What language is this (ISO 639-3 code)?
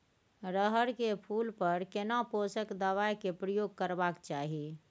mai